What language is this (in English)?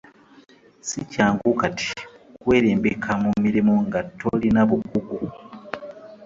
Ganda